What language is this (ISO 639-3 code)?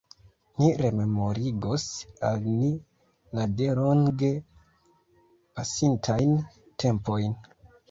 epo